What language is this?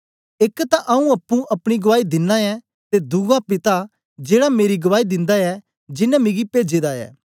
Dogri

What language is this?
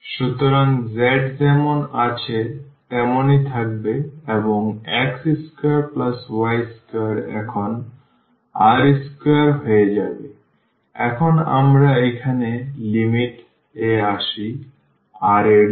Bangla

